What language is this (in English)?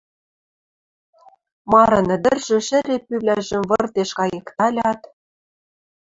Western Mari